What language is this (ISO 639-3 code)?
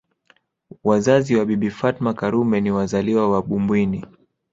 swa